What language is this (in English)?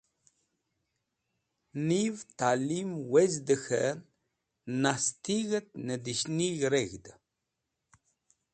Wakhi